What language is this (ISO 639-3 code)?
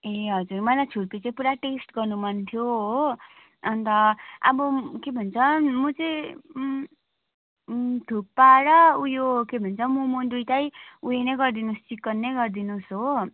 nep